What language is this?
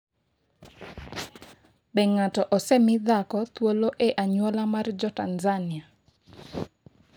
Luo (Kenya and Tanzania)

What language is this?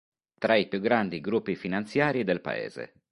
Italian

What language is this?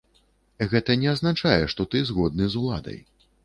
Belarusian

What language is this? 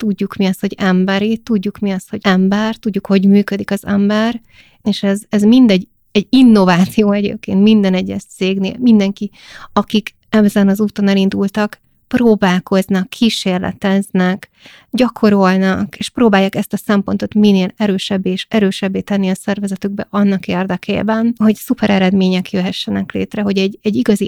Hungarian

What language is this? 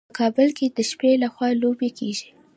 Pashto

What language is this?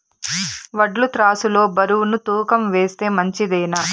Telugu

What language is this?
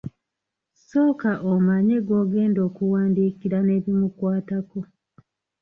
Ganda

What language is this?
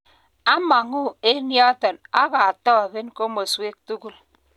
Kalenjin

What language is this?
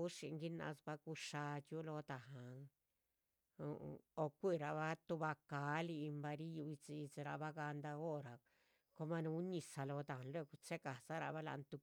Chichicapan Zapotec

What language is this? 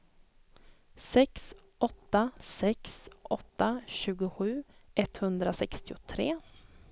Swedish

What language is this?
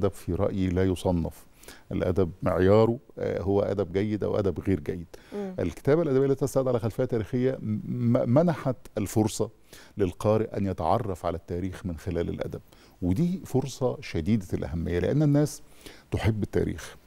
Arabic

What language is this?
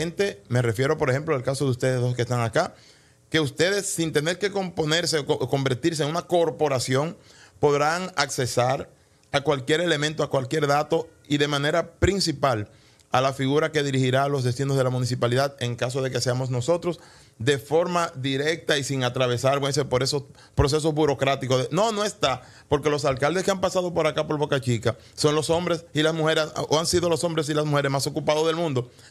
Spanish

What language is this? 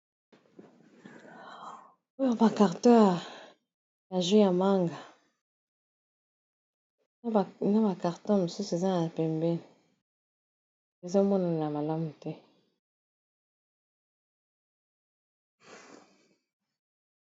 Lingala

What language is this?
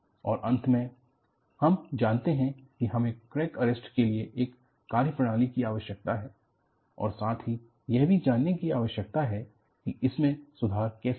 Hindi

